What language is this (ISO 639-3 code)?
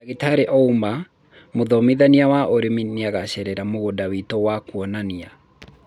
kik